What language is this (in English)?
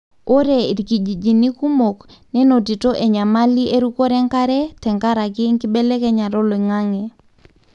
Masai